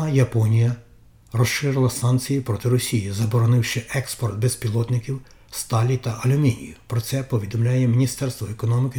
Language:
Ukrainian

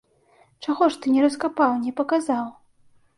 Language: Belarusian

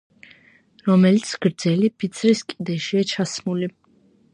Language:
Georgian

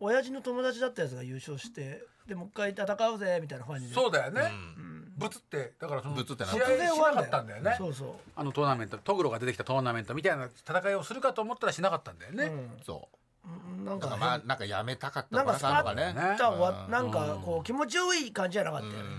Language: Japanese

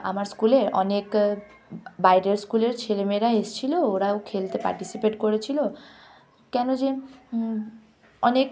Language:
Bangla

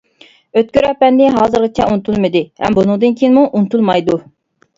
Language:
Uyghur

